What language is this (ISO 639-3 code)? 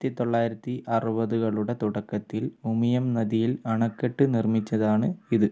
mal